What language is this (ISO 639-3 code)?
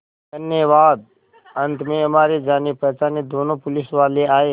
hin